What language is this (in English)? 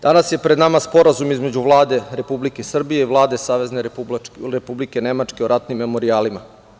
Serbian